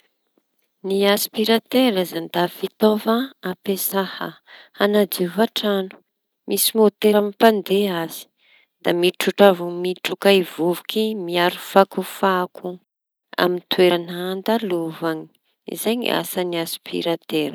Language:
Tanosy Malagasy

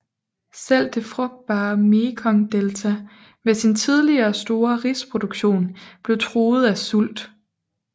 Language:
Danish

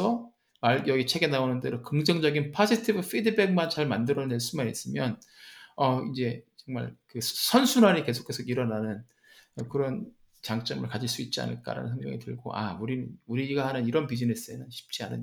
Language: Korean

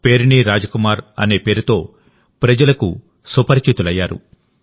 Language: Telugu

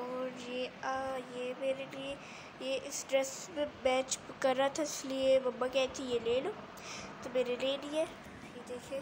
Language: Hindi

